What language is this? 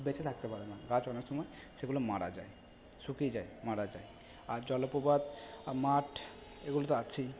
Bangla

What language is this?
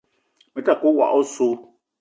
Eton (Cameroon)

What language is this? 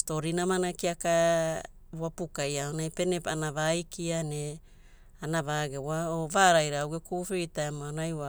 Hula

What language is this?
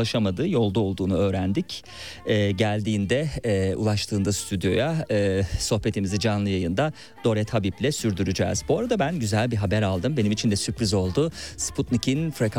Turkish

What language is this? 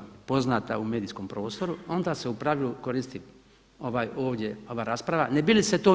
Croatian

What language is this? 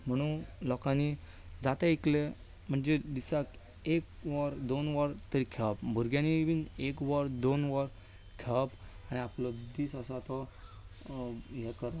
Konkani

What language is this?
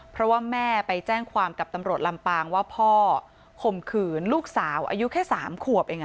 Thai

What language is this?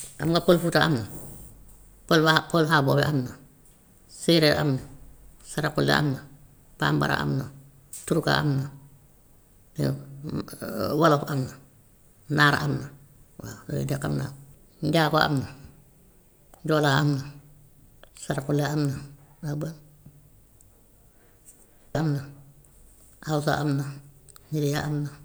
Gambian Wolof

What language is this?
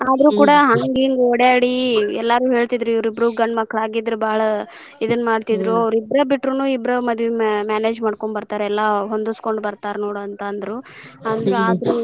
Kannada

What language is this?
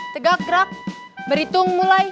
Indonesian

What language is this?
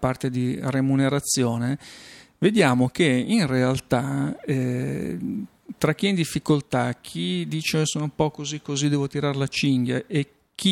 Italian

